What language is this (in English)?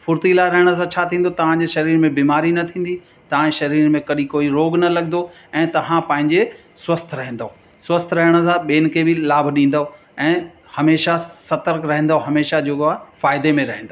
Sindhi